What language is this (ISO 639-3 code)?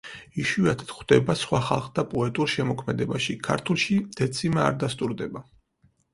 kat